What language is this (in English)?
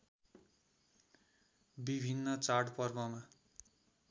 Nepali